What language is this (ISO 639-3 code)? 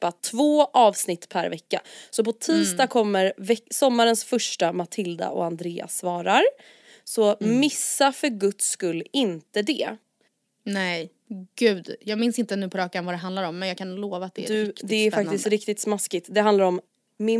swe